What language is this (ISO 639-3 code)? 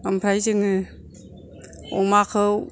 brx